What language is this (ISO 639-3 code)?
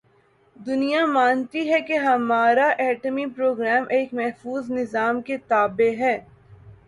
urd